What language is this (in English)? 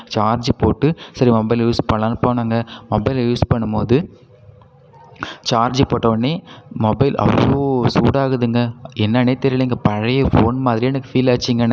Tamil